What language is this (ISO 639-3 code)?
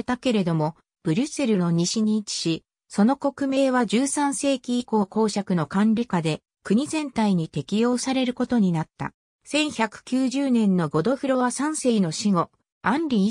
jpn